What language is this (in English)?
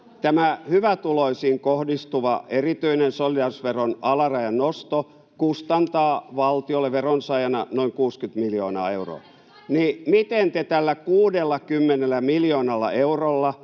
Finnish